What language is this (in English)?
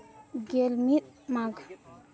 Santali